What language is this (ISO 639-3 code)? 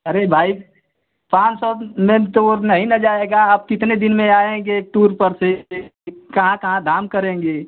hin